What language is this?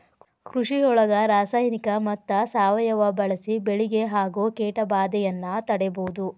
Kannada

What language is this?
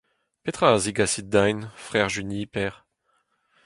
Breton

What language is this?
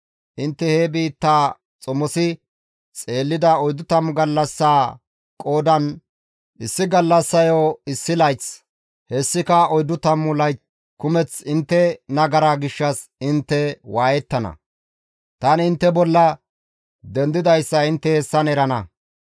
Gamo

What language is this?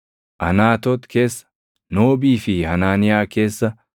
Oromo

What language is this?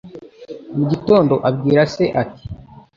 Kinyarwanda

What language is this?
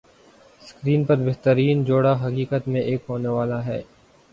Urdu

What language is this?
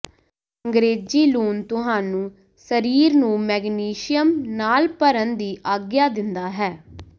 Punjabi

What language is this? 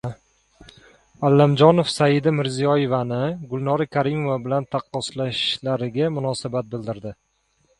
Uzbek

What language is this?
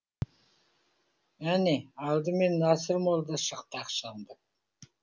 Kazakh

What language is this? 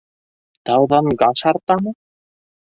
Bashkir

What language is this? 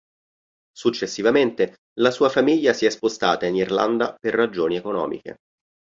Italian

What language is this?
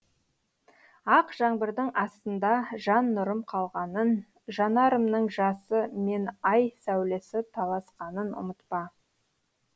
Kazakh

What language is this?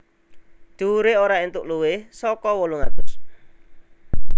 Javanese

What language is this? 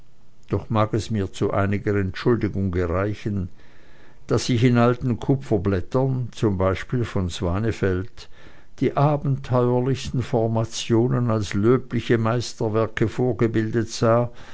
German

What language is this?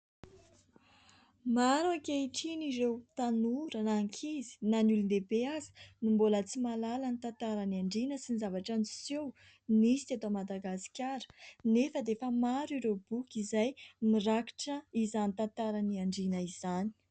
Malagasy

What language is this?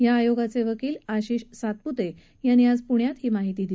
Marathi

